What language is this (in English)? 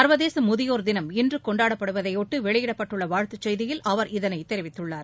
Tamil